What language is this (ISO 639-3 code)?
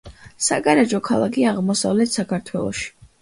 kat